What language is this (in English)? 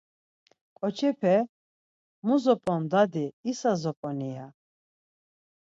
Laz